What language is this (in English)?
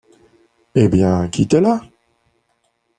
French